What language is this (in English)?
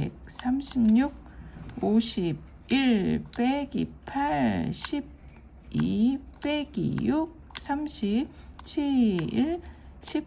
Korean